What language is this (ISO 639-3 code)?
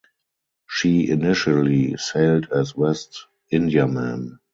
eng